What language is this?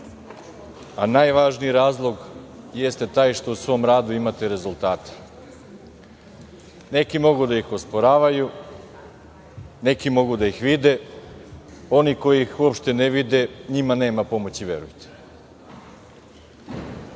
Serbian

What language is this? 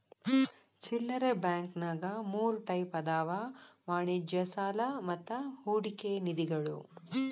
Kannada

